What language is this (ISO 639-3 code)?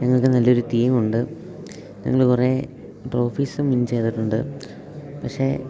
mal